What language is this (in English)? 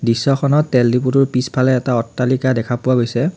Assamese